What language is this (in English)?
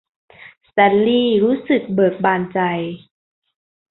Thai